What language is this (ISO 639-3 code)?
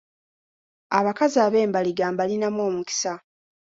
lug